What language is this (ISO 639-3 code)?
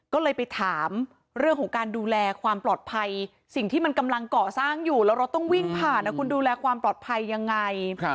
tha